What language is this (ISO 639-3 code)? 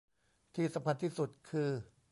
tha